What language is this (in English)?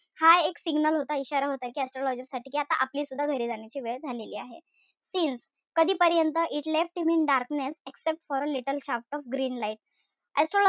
Marathi